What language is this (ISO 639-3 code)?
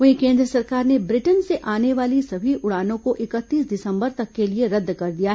hin